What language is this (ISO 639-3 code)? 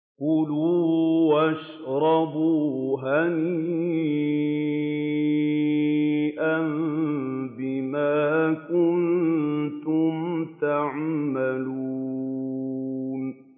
ara